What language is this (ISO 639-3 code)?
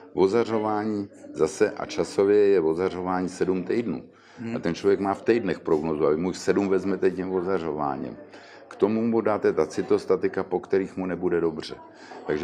ces